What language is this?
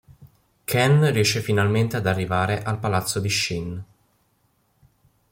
Italian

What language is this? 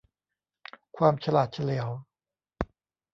Thai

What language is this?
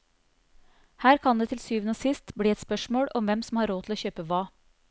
Norwegian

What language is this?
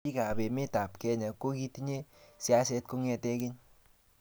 Kalenjin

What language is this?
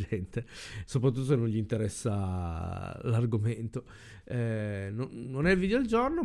Italian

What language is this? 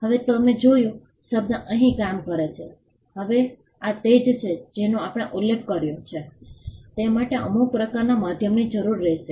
Gujarati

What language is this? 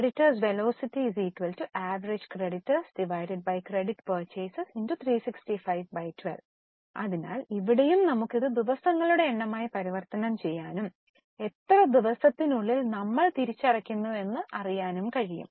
Malayalam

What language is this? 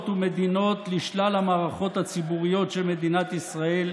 Hebrew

